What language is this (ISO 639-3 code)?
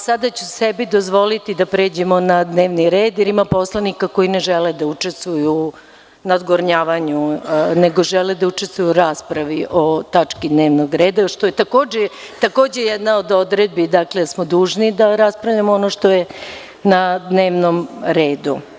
srp